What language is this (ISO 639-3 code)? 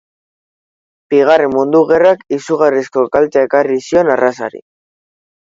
eus